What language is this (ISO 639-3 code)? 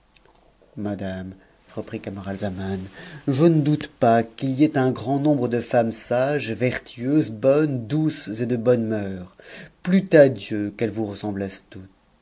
fra